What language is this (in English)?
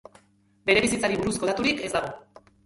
Basque